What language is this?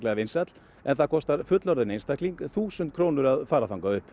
Icelandic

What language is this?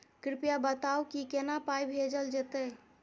Maithili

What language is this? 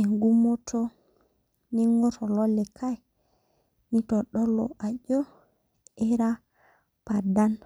Masai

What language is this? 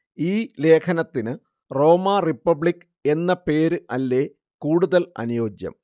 Malayalam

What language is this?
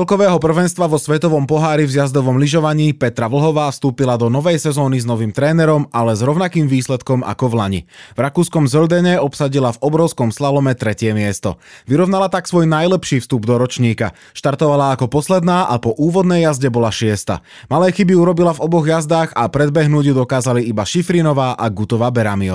Slovak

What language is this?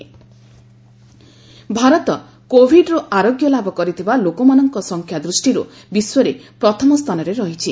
Odia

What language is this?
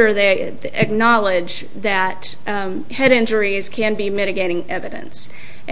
English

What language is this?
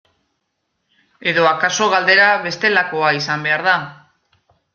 Basque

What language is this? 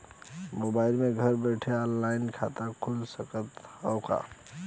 Bhojpuri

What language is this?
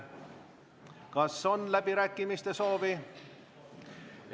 Estonian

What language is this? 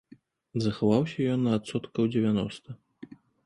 Belarusian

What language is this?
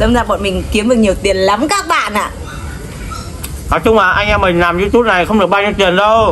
Vietnamese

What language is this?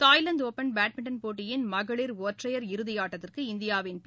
Tamil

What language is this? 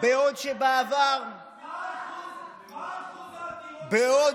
Hebrew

